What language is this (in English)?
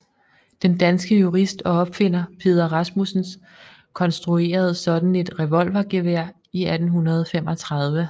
Danish